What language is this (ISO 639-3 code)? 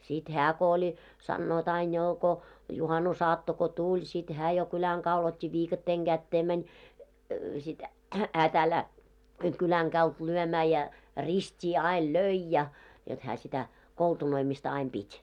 fin